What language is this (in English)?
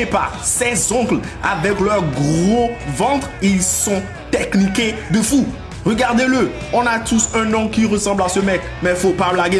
French